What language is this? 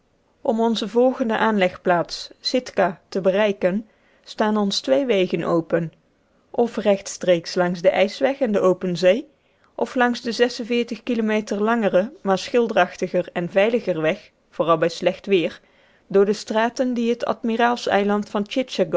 Dutch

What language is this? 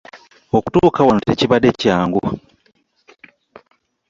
Ganda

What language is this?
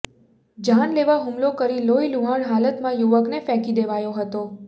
Gujarati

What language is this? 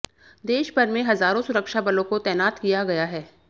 Hindi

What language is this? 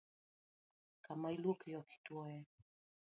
Luo (Kenya and Tanzania)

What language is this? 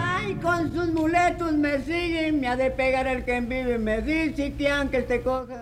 Spanish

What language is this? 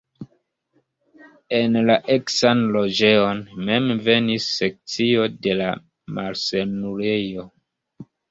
Esperanto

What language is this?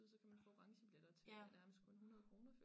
Danish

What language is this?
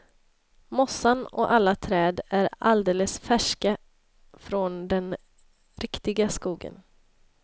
Swedish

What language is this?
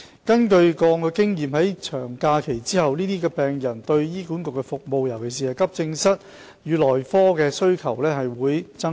Cantonese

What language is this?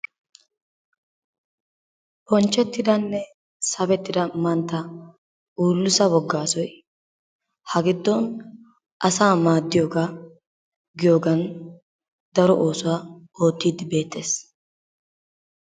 Wolaytta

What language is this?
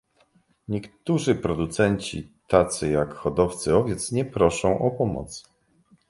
Polish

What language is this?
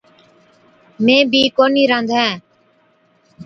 Od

